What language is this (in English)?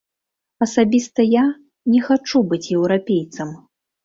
Belarusian